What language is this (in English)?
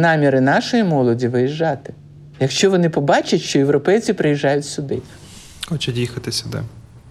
Ukrainian